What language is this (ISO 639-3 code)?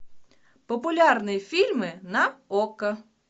rus